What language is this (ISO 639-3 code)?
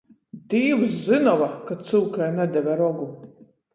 ltg